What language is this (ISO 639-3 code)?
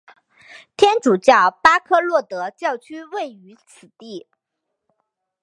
zho